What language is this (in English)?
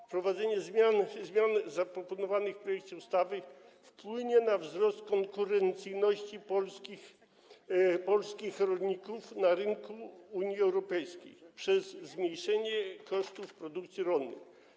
Polish